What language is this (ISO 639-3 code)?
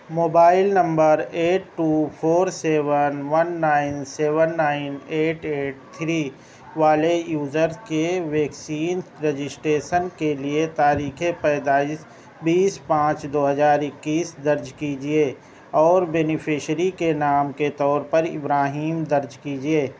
urd